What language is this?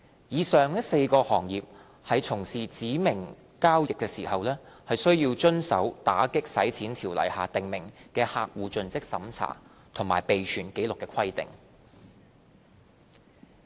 Cantonese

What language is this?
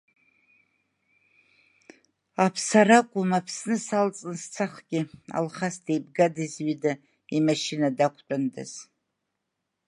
Abkhazian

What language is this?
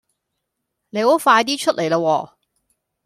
Cantonese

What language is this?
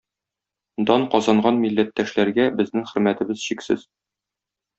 Tatar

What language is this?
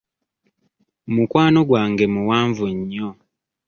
Ganda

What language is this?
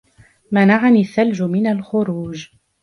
Arabic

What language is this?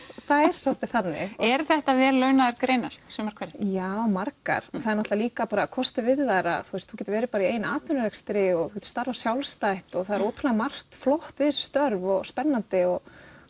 Icelandic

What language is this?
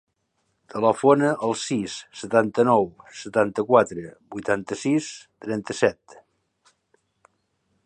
Catalan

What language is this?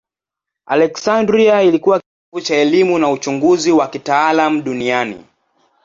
Swahili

